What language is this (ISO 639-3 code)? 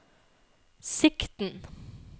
nor